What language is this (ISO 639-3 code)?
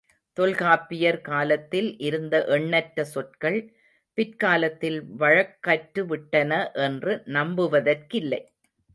tam